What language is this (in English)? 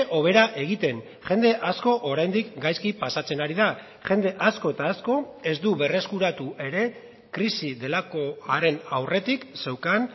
Basque